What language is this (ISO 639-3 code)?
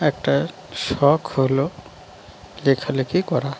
ben